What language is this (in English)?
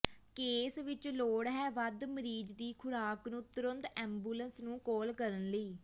Punjabi